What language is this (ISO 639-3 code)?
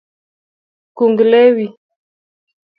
luo